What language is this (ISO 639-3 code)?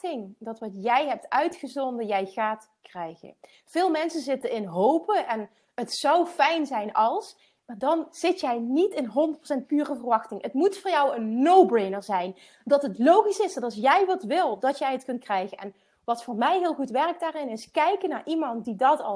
nld